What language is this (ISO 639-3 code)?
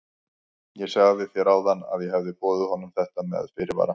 isl